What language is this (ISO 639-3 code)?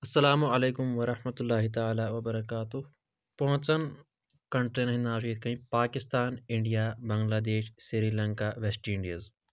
kas